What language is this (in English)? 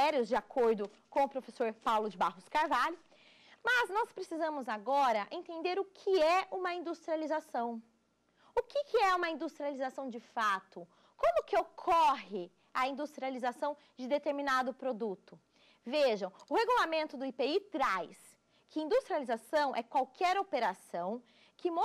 Portuguese